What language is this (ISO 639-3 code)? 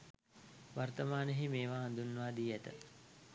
sin